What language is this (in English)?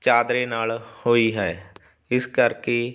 Punjabi